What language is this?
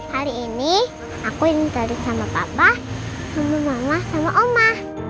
Indonesian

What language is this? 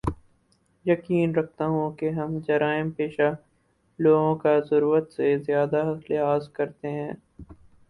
Urdu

